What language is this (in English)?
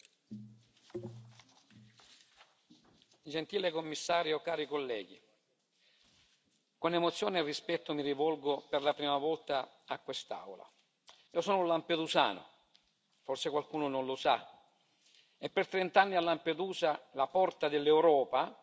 Italian